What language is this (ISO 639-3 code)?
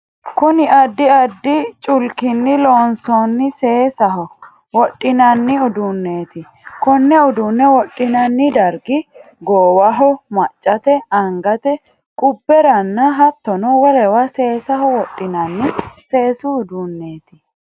sid